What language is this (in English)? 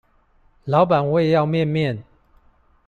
Chinese